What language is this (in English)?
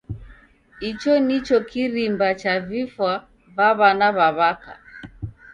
Taita